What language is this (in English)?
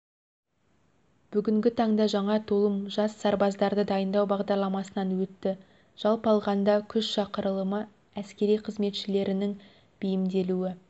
Kazakh